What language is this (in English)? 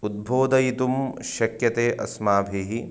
Sanskrit